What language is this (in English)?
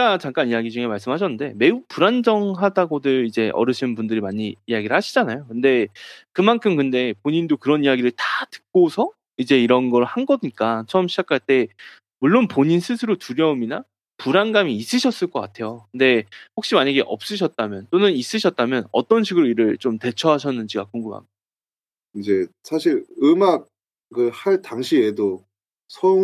Korean